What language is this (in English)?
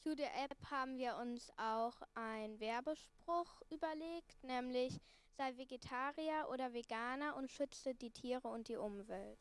German